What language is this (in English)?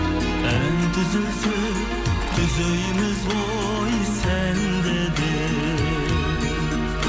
Kazakh